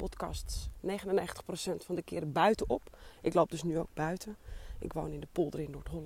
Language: Dutch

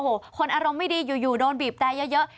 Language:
Thai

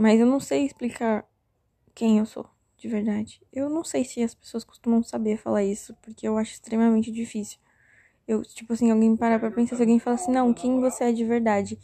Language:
Portuguese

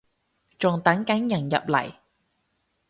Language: Cantonese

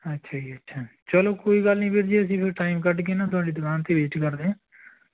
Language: Punjabi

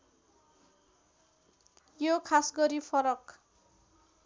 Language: Nepali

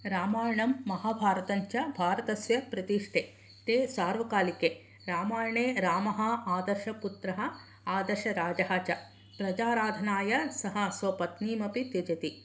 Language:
Sanskrit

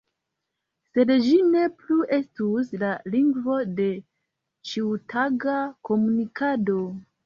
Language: Esperanto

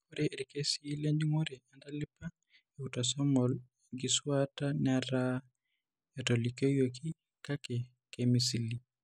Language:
Masai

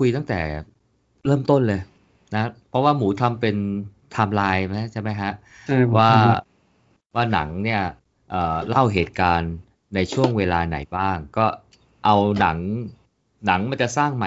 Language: Thai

